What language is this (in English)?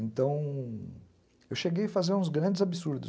Portuguese